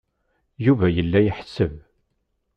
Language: Kabyle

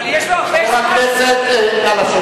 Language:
Hebrew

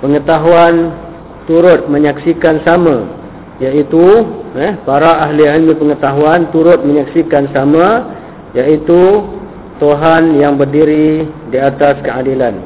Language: Malay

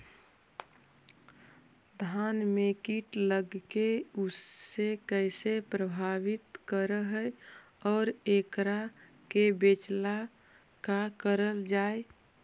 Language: Magahi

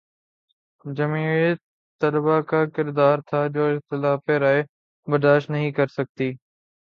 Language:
Urdu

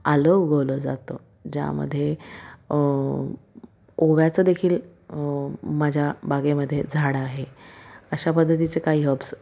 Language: Marathi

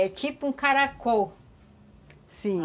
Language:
Portuguese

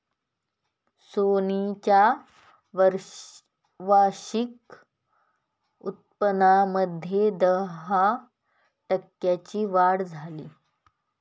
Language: Marathi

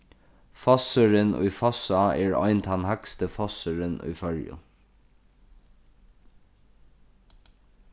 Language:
Faroese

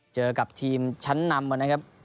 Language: Thai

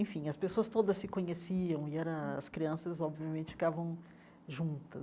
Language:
Portuguese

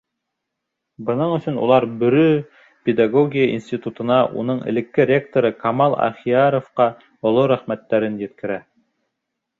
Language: Bashkir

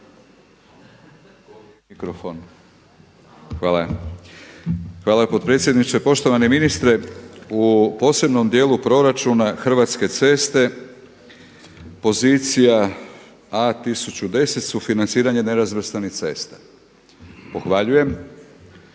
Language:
Croatian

